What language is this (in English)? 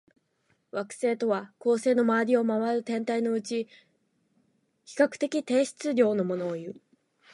Japanese